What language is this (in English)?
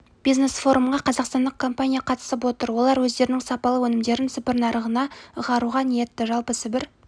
Kazakh